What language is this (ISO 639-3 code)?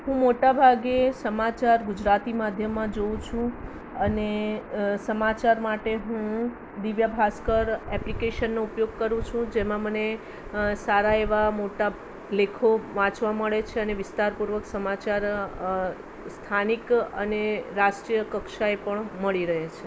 guj